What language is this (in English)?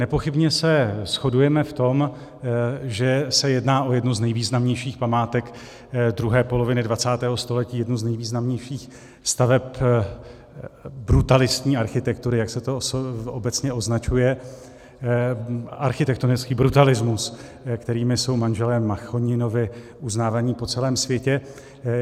Czech